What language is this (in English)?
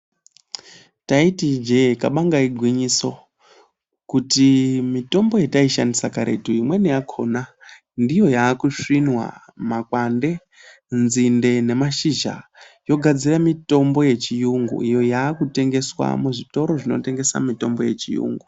Ndau